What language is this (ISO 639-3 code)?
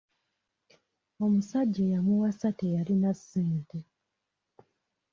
lug